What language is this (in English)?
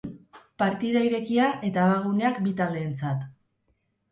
Basque